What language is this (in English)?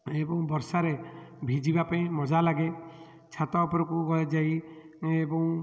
Odia